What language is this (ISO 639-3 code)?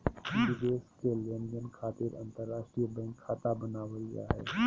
mag